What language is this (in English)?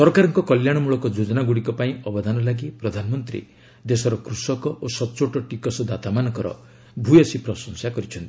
Odia